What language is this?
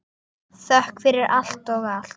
Icelandic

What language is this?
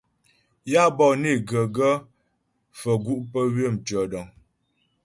Ghomala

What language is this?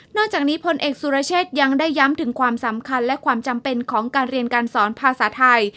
Thai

